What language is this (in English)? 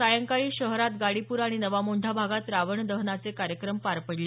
Marathi